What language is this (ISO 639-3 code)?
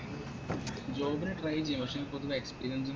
mal